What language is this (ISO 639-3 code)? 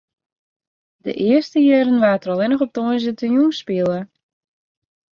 fry